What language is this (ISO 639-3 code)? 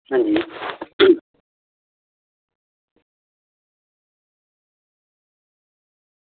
doi